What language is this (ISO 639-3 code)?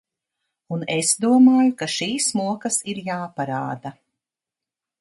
lav